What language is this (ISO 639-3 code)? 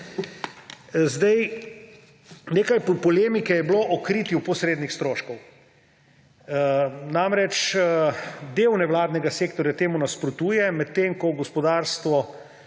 slv